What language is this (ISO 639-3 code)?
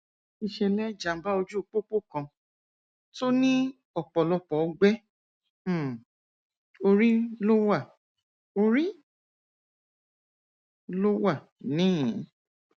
yor